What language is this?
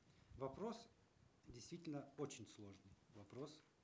Kazakh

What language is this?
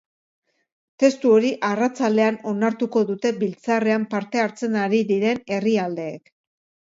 Basque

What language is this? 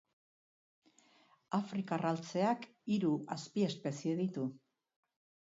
Basque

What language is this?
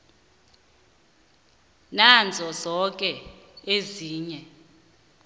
South Ndebele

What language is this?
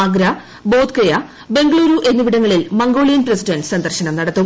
Malayalam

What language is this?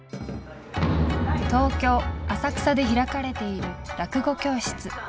Japanese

